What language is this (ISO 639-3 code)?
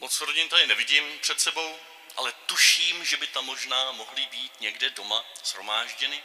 ces